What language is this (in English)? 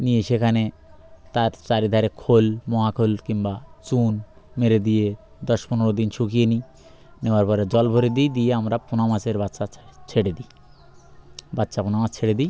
Bangla